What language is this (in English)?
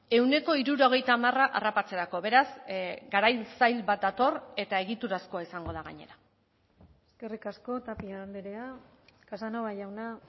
Basque